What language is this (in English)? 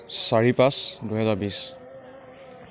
Assamese